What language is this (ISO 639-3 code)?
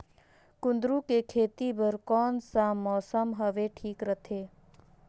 hne